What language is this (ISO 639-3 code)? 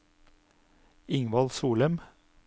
nor